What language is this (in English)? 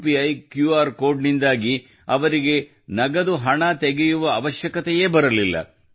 Kannada